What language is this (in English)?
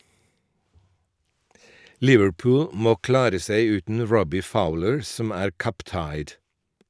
Norwegian